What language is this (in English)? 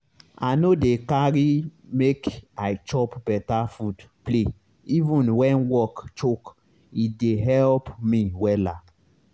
Nigerian Pidgin